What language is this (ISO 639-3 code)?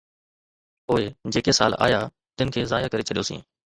snd